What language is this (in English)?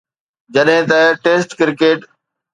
Sindhi